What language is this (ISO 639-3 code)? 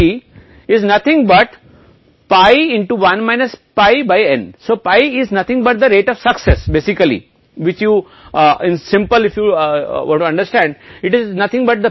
hin